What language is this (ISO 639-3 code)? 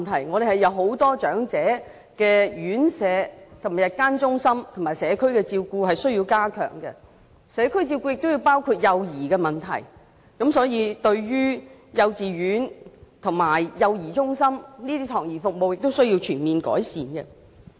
yue